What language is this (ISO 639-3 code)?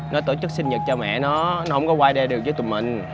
vie